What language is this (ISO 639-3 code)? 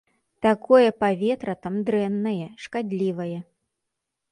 bel